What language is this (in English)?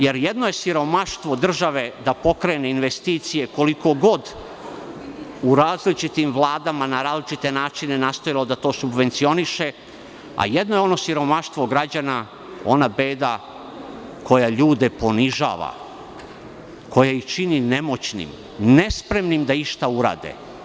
Serbian